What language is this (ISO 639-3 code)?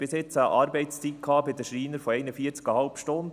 gsw